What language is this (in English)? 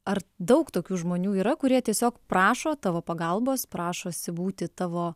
Lithuanian